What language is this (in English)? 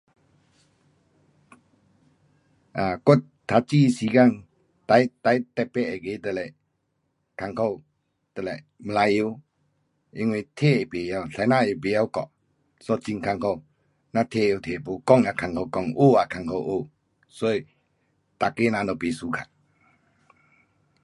Pu-Xian Chinese